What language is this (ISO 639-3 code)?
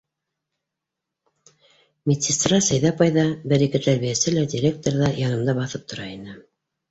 bak